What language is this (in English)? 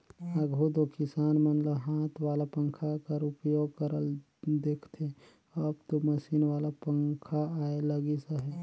Chhattisgarhi